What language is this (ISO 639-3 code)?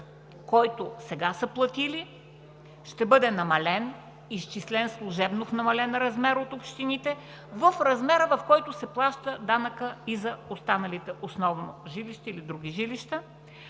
bul